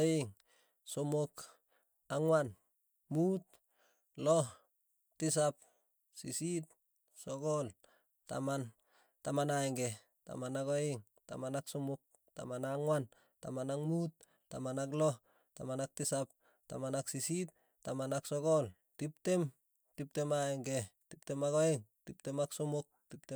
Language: Tugen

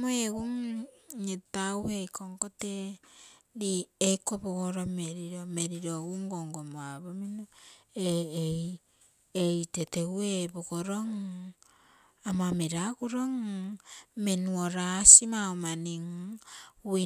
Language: Terei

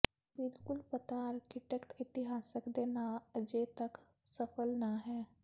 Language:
Punjabi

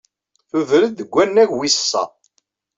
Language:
Kabyle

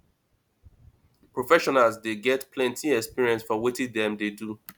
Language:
Nigerian Pidgin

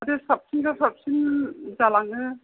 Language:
Bodo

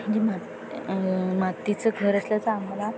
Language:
Marathi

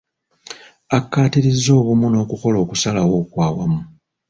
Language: Ganda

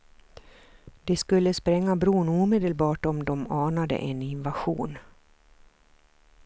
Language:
Swedish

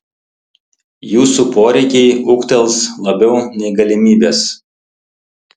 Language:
Lithuanian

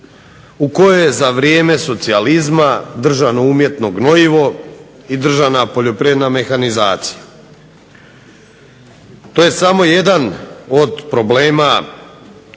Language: Croatian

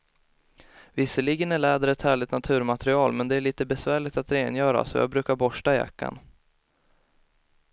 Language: Swedish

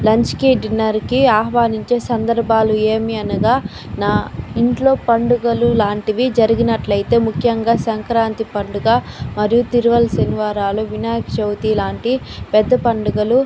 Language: Telugu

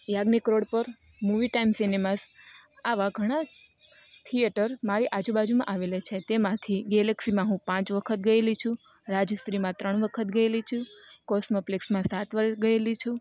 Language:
Gujarati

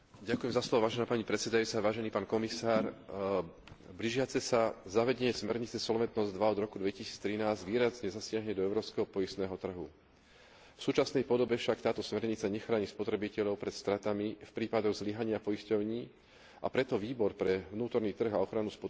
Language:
Slovak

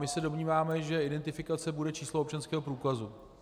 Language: Czech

